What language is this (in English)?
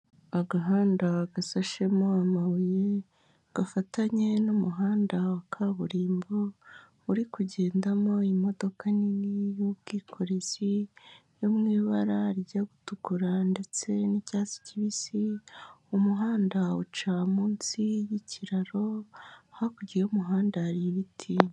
Kinyarwanda